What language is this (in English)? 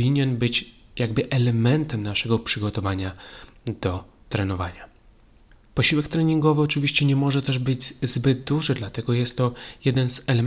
Polish